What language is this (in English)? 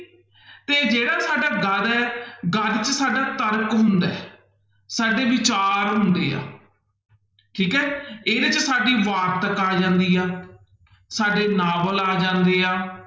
Punjabi